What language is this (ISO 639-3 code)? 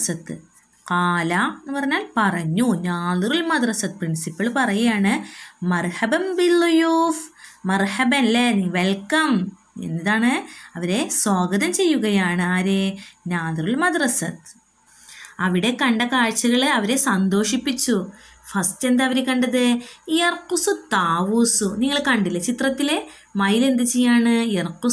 ara